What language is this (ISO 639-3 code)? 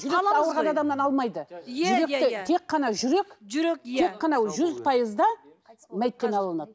kaz